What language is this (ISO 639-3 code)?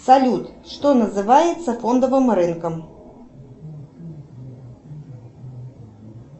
rus